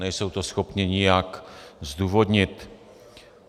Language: Czech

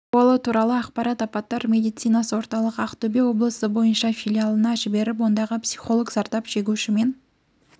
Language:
Kazakh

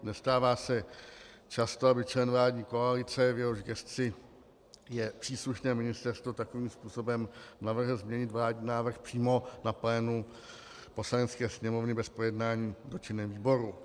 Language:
Czech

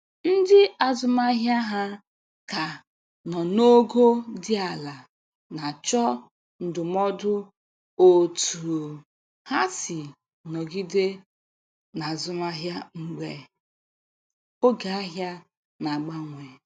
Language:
Igbo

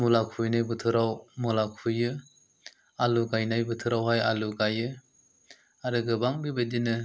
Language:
Bodo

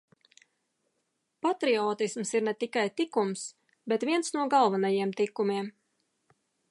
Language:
Latvian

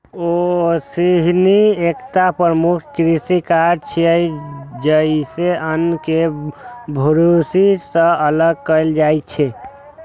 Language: Maithili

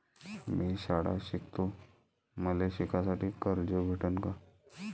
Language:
Marathi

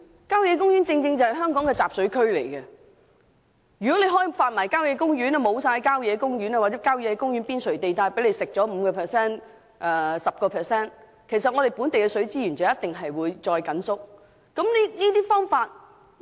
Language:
Cantonese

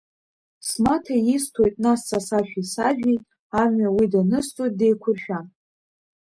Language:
Abkhazian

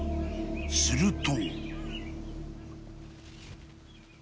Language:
Japanese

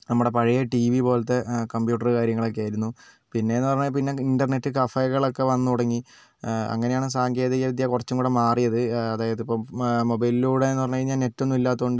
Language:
Malayalam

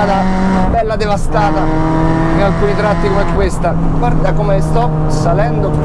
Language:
Italian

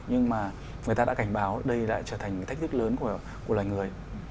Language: Vietnamese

